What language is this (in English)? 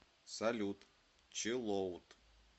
Russian